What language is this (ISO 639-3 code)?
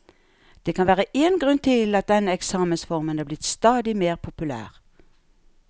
nor